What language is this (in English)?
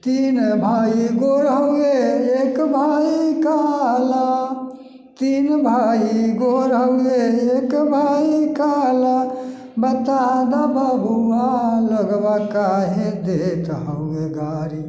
Maithili